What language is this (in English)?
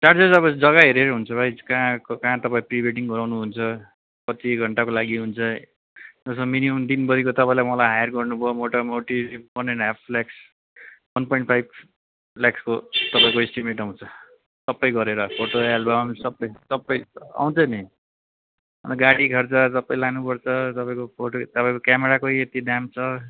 Nepali